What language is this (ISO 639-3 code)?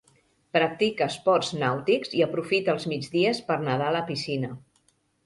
cat